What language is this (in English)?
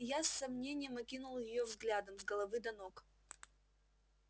Russian